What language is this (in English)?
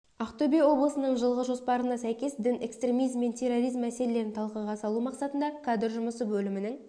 Kazakh